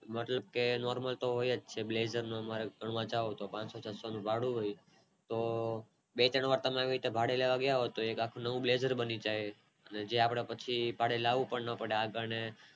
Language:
Gujarati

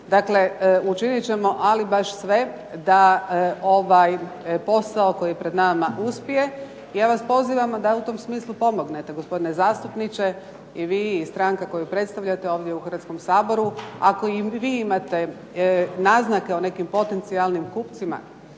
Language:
Croatian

